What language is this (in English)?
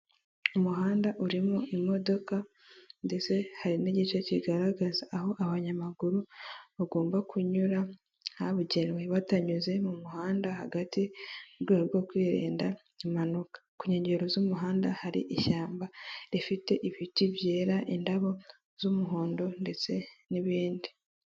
Kinyarwanda